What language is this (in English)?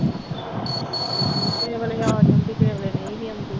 Punjabi